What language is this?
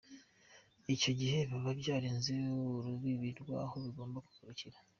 Kinyarwanda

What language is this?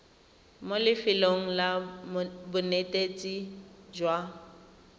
Tswana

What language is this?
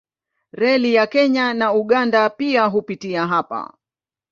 Swahili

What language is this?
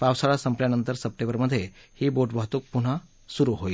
Marathi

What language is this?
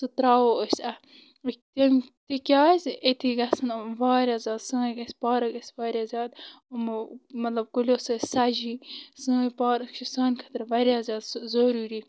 Kashmiri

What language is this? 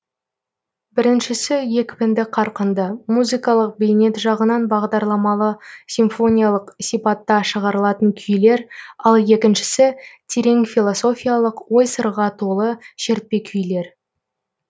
Kazakh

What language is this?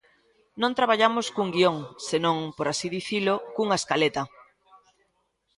Galician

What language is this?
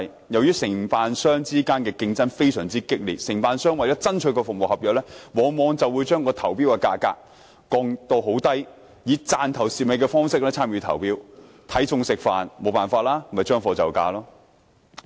Cantonese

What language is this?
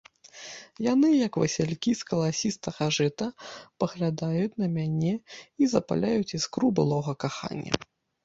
Belarusian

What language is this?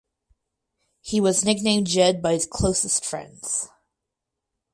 English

